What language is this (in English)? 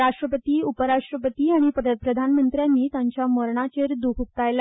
Konkani